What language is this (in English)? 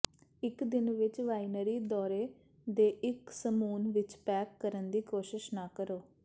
Punjabi